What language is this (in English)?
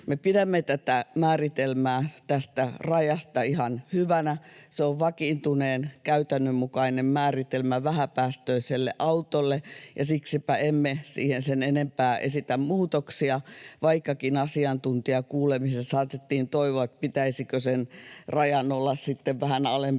Finnish